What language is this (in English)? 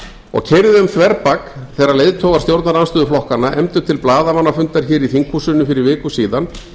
Icelandic